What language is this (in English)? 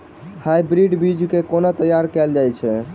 Maithili